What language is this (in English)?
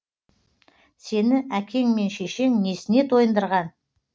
Kazakh